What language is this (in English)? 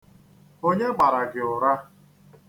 Igbo